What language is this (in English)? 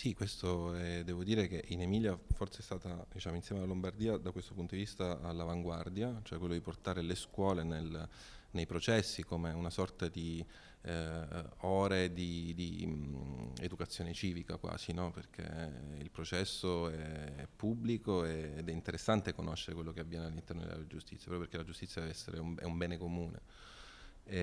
Italian